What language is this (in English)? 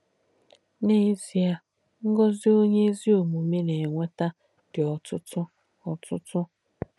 Igbo